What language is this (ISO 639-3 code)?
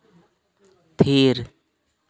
sat